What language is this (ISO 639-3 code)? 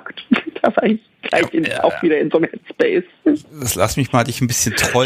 deu